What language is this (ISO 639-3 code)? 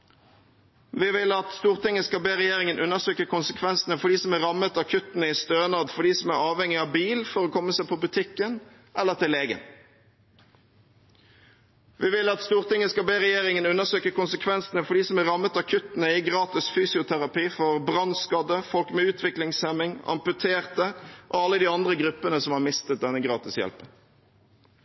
nob